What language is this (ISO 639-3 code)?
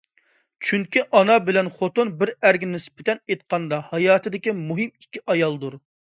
uig